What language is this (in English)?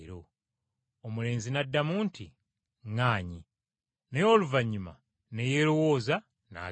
Ganda